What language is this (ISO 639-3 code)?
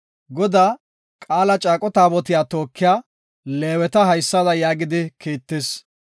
gof